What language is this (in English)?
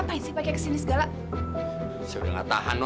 Indonesian